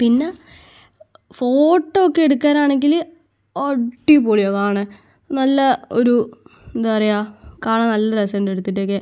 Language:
Malayalam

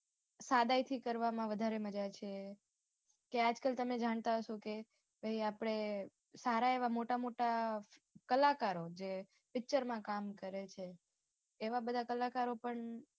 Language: Gujarati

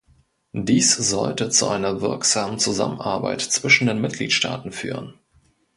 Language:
German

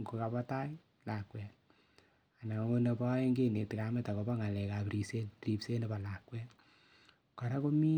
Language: Kalenjin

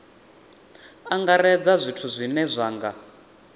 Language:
Venda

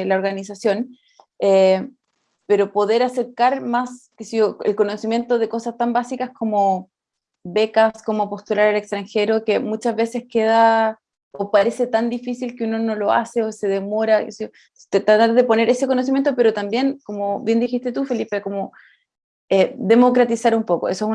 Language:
Spanish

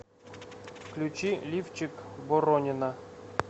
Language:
Russian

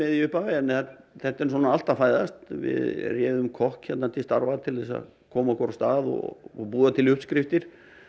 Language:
Icelandic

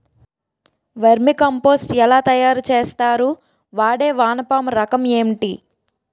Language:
Telugu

